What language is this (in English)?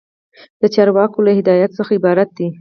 Pashto